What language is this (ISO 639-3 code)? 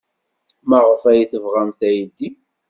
kab